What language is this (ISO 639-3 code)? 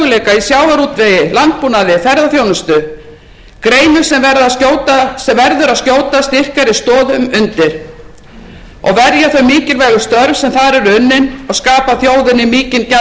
isl